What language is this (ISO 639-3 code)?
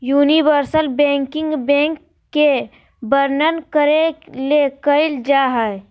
mag